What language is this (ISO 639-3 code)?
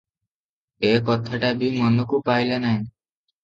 ori